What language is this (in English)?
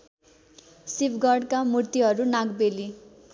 Nepali